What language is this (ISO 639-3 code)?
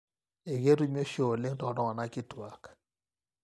mas